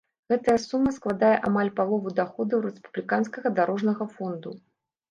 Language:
Belarusian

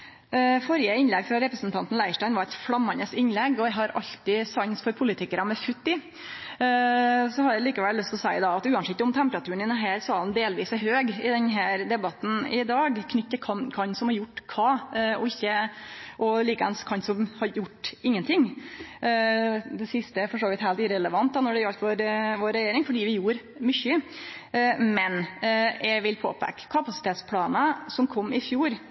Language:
Norwegian Nynorsk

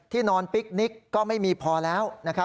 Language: Thai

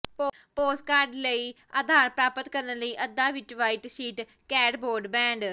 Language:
Punjabi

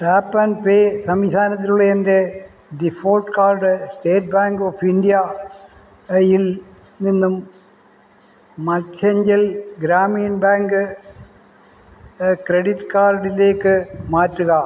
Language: Malayalam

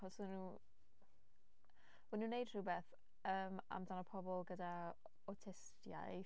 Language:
Welsh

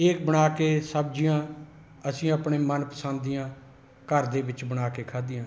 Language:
Punjabi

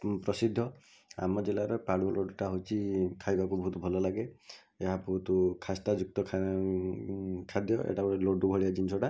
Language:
Odia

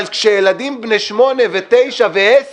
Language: Hebrew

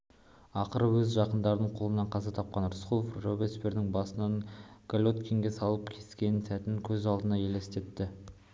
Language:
Kazakh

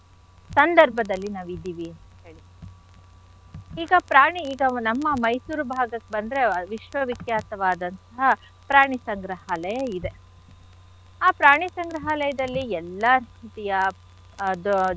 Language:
Kannada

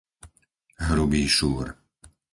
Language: Slovak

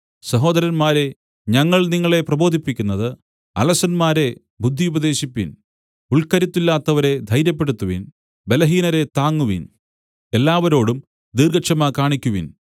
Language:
Malayalam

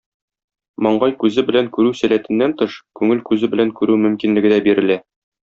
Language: Tatar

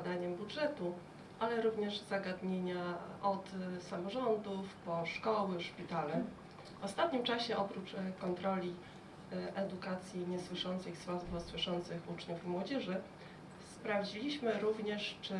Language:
Polish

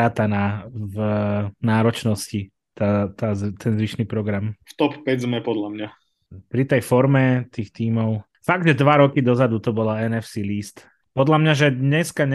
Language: Slovak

